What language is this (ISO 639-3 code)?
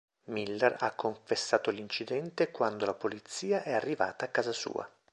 ita